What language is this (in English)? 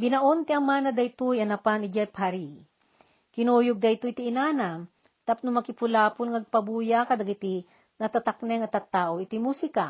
Filipino